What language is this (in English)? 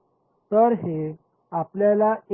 Marathi